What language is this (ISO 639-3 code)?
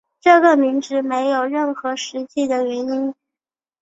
zho